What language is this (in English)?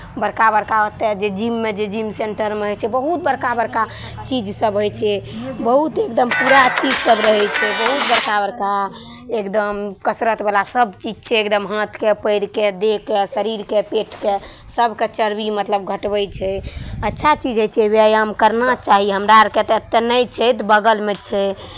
Maithili